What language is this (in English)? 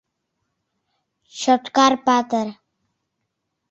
Mari